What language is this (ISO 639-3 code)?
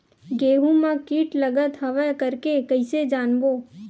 hne